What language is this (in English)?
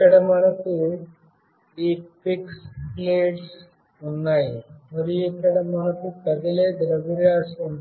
Telugu